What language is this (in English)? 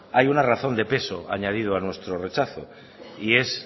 Spanish